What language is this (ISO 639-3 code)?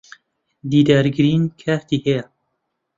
ckb